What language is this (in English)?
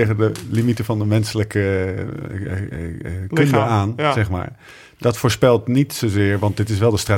Dutch